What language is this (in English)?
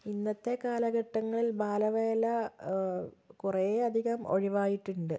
Malayalam